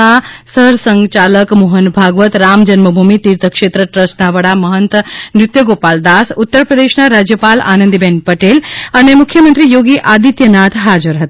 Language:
Gujarati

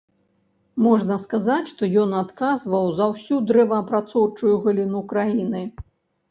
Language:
Belarusian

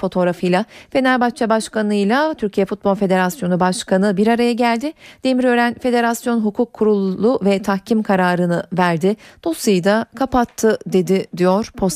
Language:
Turkish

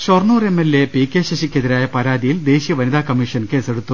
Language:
Malayalam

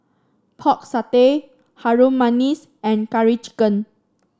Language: English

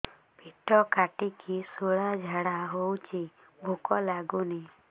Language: Odia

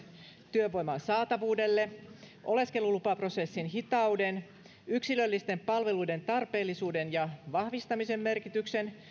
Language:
Finnish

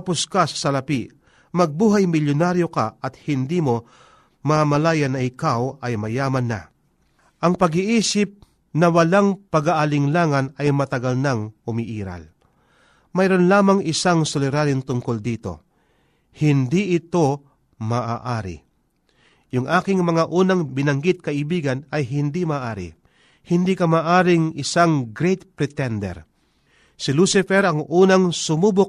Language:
Filipino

